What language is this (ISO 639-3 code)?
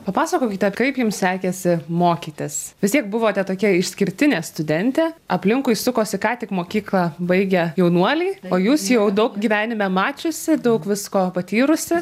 lit